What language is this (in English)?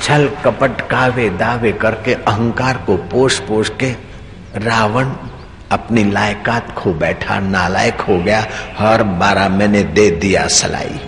Hindi